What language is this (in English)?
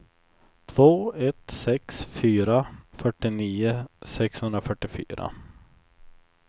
Swedish